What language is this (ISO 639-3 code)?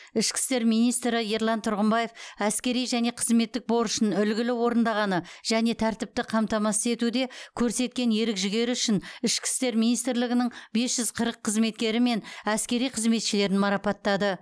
kaz